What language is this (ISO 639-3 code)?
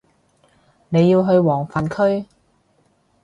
yue